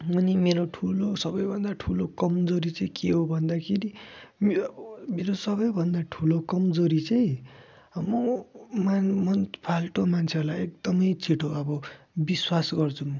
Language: Nepali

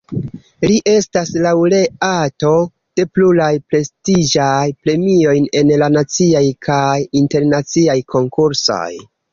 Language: Esperanto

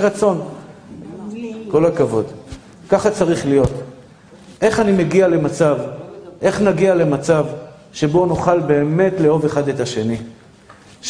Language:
Hebrew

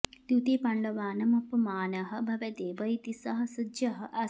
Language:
Sanskrit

